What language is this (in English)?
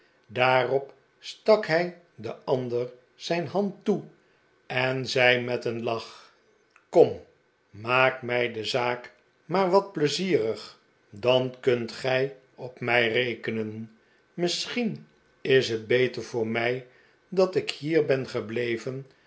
Dutch